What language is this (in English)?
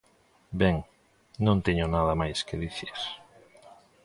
Galician